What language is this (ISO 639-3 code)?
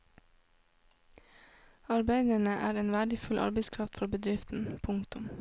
nor